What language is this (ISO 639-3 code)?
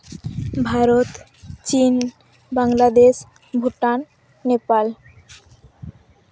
sat